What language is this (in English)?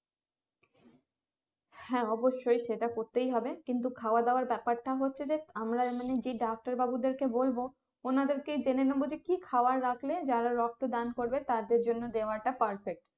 Bangla